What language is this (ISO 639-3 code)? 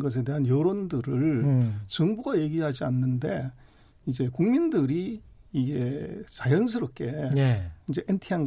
kor